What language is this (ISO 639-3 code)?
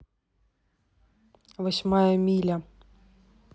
rus